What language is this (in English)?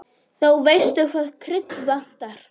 Icelandic